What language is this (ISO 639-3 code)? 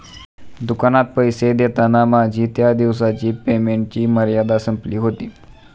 mar